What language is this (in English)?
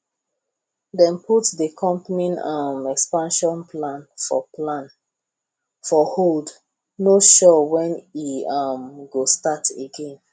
Nigerian Pidgin